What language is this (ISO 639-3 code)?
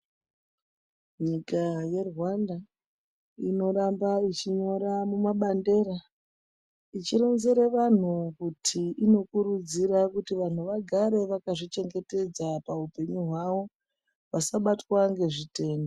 ndc